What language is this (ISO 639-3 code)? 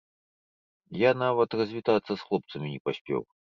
bel